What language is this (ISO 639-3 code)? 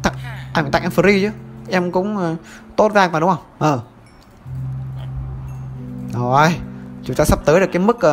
vie